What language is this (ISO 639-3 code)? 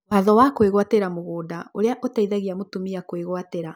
kik